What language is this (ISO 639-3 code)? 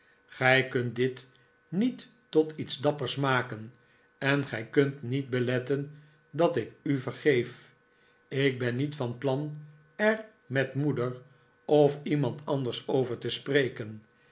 nld